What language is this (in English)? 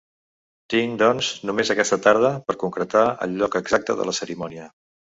Catalan